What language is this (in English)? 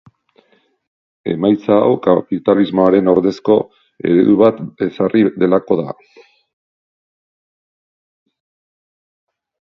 Basque